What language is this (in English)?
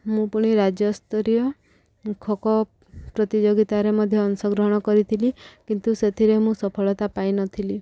Odia